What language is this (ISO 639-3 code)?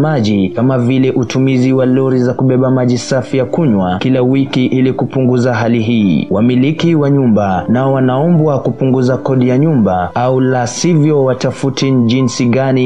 swa